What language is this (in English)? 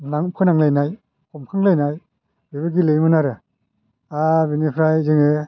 Bodo